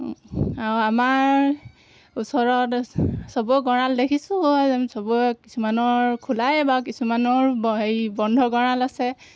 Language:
Assamese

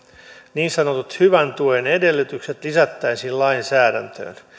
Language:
Finnish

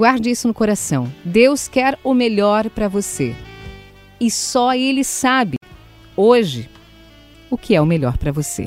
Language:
Portuguese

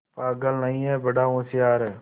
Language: Hindi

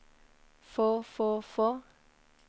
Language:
Norwegian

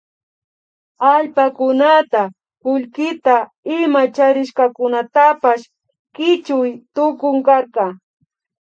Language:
Imbabura Highland Quichua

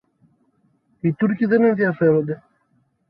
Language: Greek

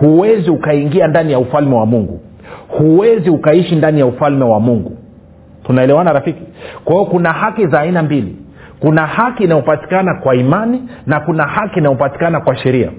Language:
Swahili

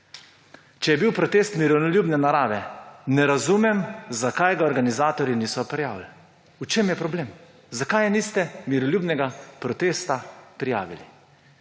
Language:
Slovenian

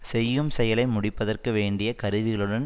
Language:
Tamil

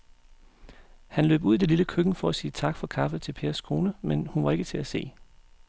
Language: Danish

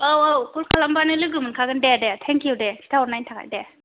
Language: Bodo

